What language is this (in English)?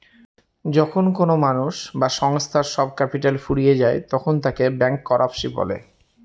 Bangla